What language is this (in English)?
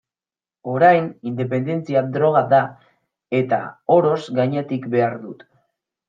Basque